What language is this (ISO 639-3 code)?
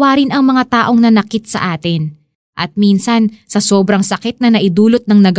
fil